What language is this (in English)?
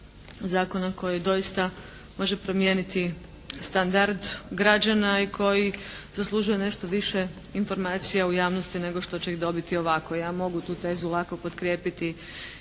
Croatian